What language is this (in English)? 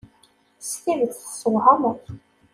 Kabyle